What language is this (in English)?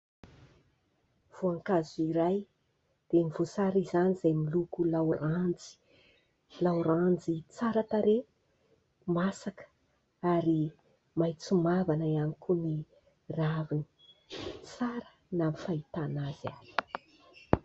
Malagasy